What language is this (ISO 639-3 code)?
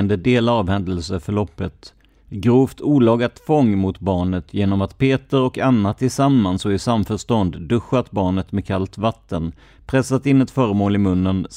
swe